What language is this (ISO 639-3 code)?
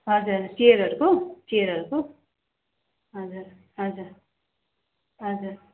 nep